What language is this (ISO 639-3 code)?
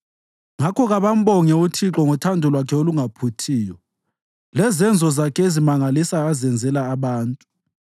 nde